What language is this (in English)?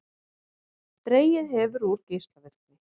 Icelandic